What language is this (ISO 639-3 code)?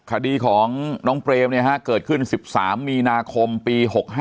tha